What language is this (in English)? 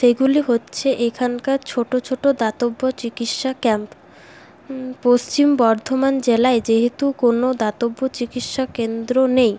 Bangla